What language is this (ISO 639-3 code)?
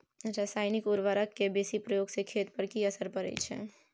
mai